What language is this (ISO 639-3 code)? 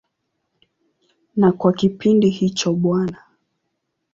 swa